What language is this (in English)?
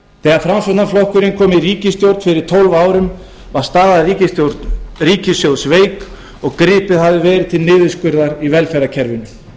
Icelandic